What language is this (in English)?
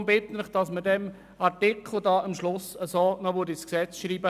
Swiss German